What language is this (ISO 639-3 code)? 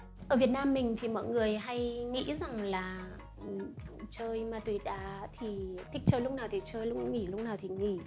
vie